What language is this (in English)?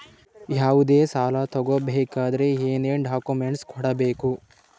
Kannada